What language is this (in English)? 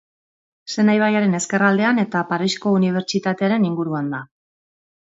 Basque